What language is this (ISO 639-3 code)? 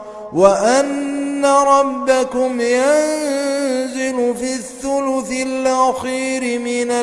ara